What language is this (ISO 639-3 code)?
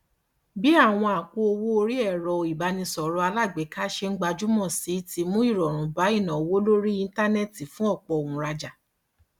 yor